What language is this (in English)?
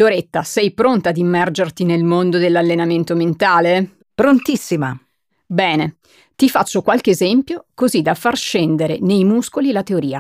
Italian